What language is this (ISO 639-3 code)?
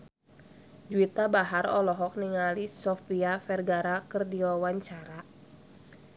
sun